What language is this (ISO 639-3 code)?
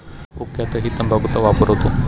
mar